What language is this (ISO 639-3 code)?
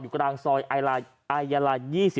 tha